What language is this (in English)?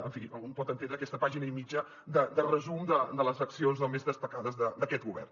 Catalan